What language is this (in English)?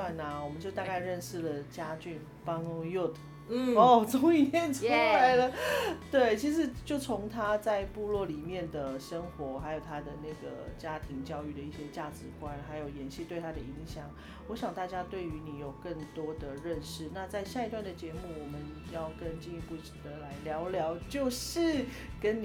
Chinese